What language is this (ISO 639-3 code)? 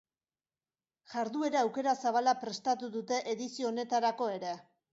eus